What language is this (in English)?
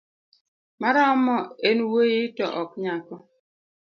Luo (Kenya and Tanzania)